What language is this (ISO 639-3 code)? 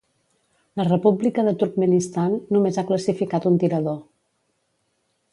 cat